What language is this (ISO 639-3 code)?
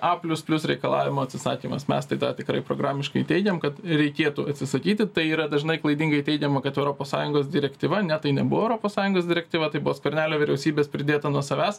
lit